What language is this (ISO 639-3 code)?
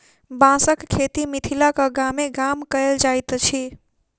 mai